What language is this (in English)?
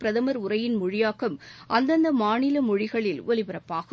Tamil